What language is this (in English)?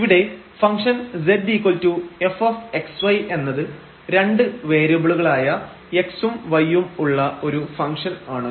Malayalam